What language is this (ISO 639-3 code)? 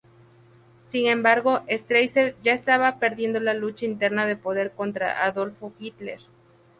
spa